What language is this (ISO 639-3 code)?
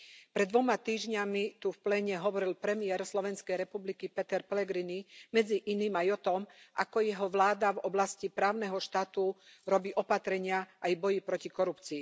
slk